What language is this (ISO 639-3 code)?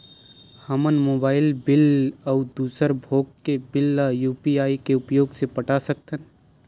hne